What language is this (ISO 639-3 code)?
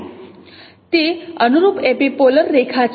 guj